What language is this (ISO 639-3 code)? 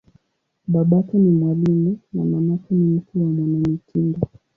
swa